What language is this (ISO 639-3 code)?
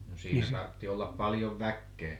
fin